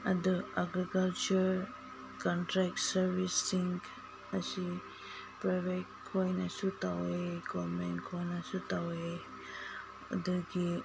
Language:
Manipuri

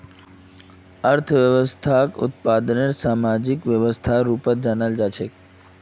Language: Magahi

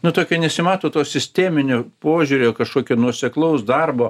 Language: Lithuanian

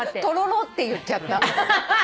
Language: Japanese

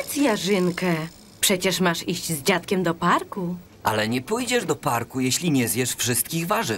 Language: Polish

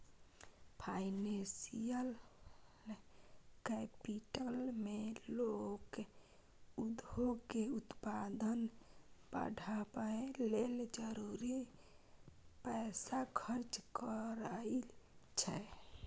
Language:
Maithili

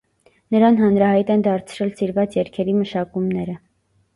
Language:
Armenian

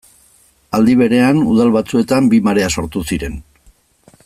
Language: Basque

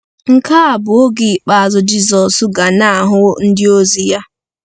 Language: Igbo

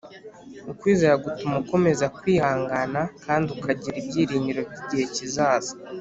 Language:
Kinyarwanda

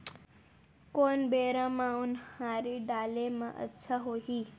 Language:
Chhattisgarhi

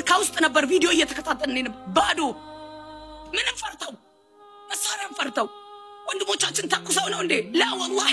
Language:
Arabic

